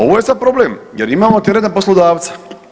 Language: Croatian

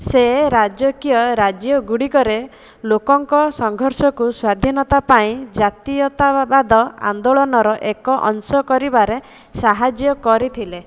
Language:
Odia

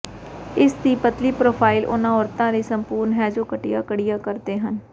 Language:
Punjabi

